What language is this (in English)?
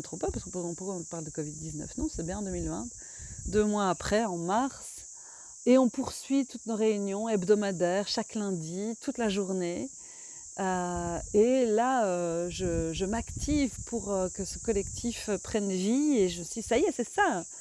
French